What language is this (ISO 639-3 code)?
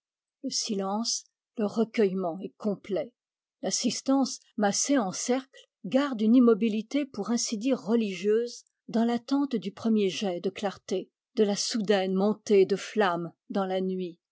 fra